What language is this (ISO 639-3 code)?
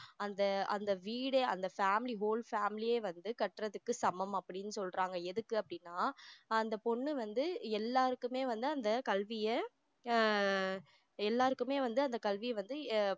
tam